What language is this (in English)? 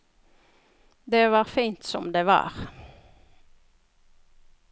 Norwegian